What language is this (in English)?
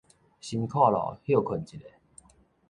Min Nan Chinese